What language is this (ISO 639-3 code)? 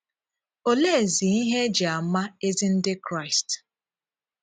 ibo